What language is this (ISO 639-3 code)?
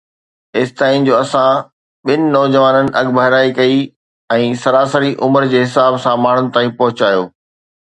snd